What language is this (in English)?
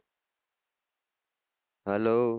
Gujarati